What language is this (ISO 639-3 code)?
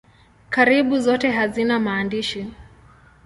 swa